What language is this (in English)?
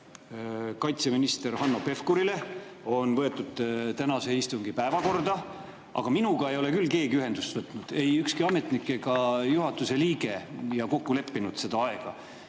Estonian